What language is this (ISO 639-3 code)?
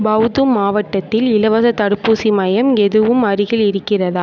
tam